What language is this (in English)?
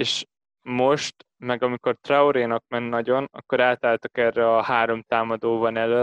Hungarian